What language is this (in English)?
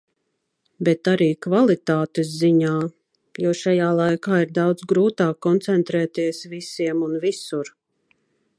Latvian